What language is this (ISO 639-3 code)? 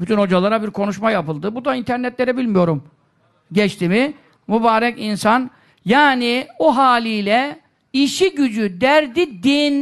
tur